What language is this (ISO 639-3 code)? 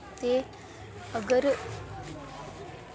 doi